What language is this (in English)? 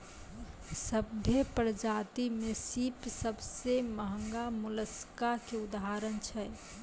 Maithili